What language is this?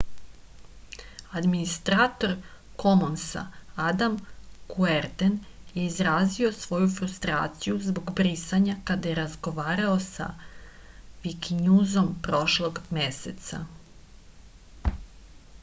Serbian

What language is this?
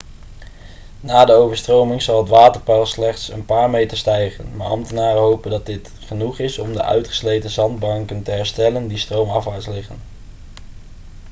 Dutch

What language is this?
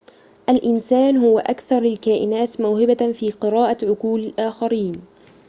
Arabic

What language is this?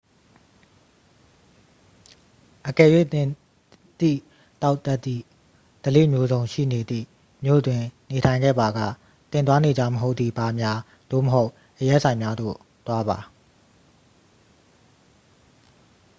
Burmese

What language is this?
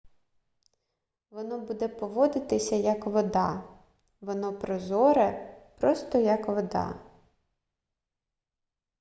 Ukrainian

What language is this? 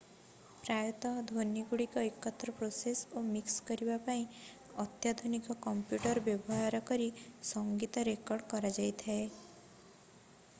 Odia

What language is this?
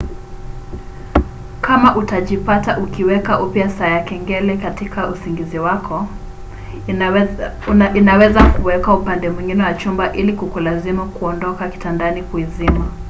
Swahili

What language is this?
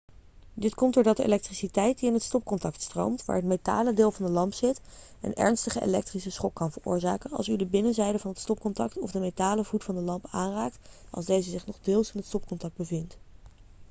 Dutch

